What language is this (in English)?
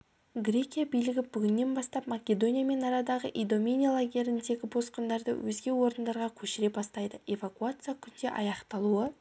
Kazakh